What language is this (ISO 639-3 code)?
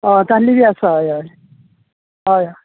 kok